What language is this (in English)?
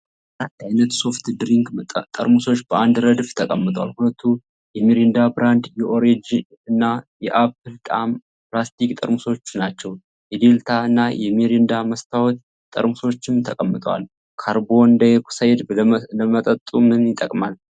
Amharic